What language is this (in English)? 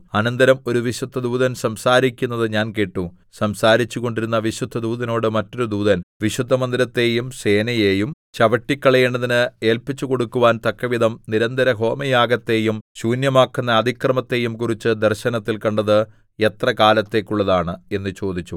Malayalam